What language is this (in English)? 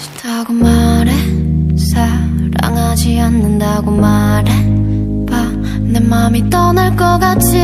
Korean